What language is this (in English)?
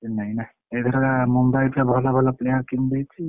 Odia